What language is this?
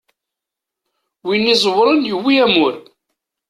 Kabyle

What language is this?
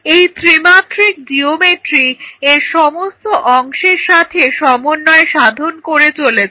Bangla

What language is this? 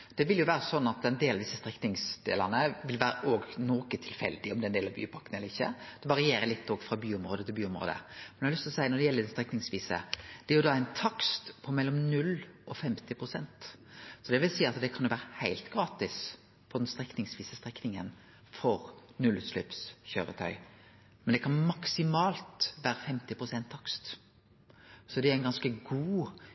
Norwegian Nynorsk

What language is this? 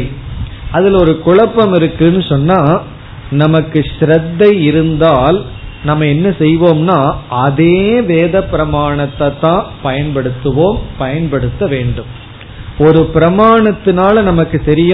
Tamil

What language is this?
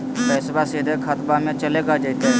Magahi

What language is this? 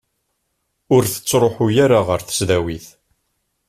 Kabyle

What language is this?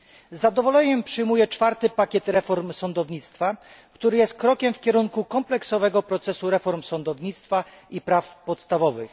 Polish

